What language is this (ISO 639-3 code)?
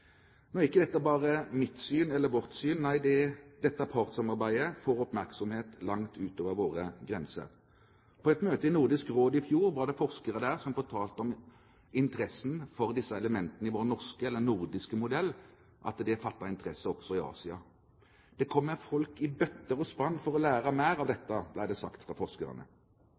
nob